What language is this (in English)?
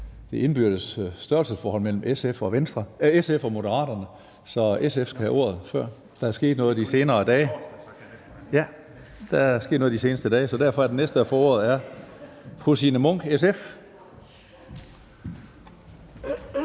Danish